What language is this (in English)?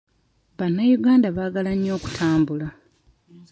Ganda